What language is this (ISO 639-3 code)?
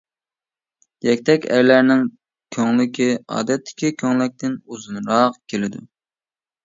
uig